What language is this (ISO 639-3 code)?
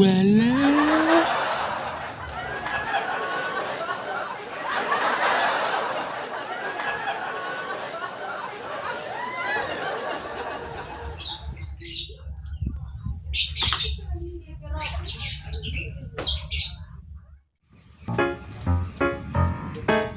ind